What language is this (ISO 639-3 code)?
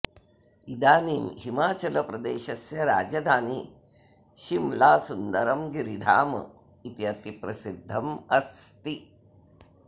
san